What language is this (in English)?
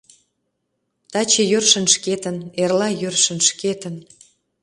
Mari